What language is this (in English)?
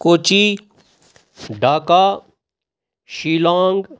Kashmiri